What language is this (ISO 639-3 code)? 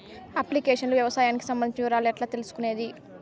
tel